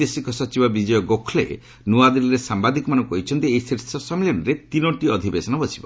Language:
Odia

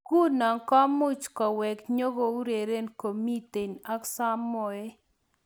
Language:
Kalenjin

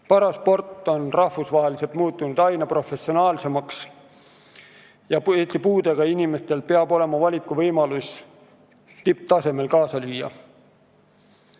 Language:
Estonian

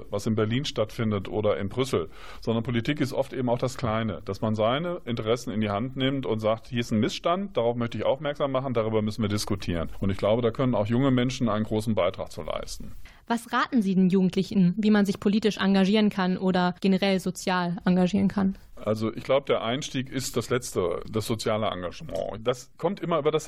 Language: German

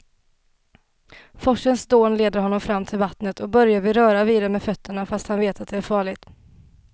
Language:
Swedish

